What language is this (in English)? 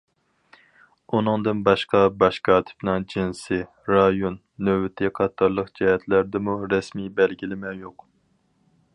Uyghur